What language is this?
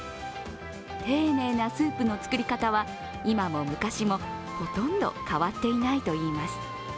Japanese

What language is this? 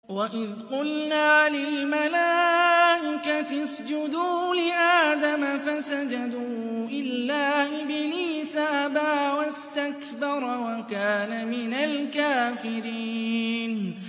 Arabic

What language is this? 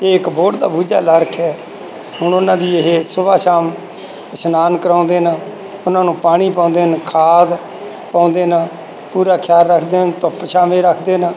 Punjabi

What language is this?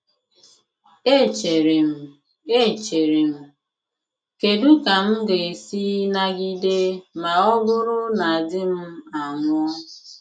Igbo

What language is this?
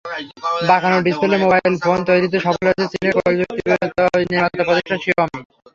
Bangla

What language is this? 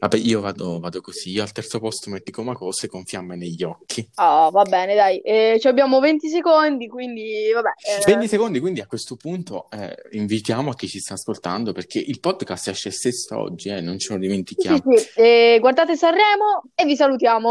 Italian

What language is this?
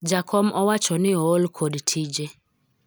Luo (Kenya and Tanzania)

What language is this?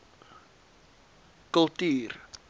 Afrikaans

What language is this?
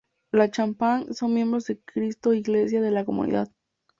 Spanish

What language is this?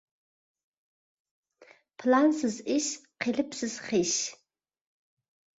Uyghur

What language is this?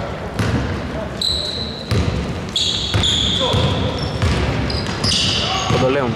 Greek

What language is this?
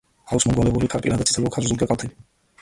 Georgian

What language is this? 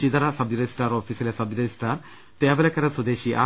Malayalam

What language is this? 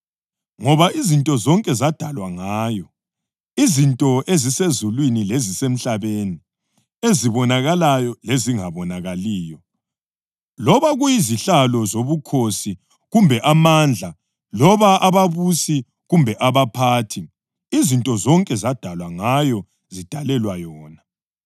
North Ndebele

